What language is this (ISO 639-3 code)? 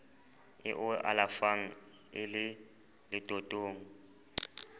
sot